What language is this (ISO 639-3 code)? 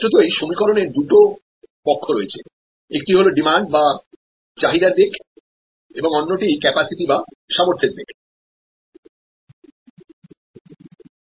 ben